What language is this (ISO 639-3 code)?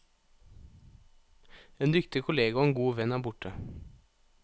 nor